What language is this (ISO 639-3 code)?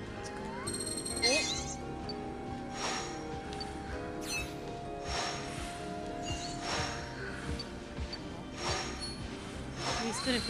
jpn